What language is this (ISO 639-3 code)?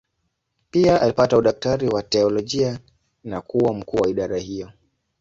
swa